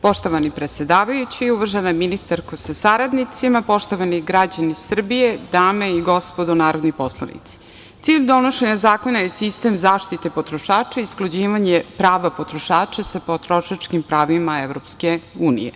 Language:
Serbian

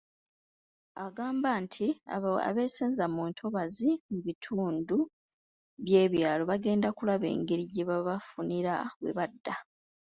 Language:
Ganda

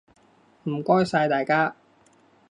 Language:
Cantonese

